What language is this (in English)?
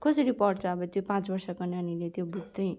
Nepali